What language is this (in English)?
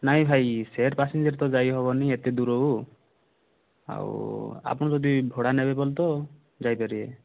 Odia